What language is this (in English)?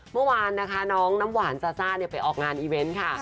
Thai